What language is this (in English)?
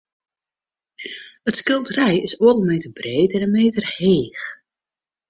Western Frisian